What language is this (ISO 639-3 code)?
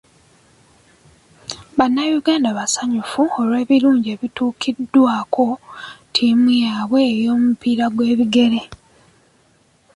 lug